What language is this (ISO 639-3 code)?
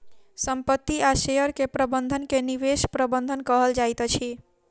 mai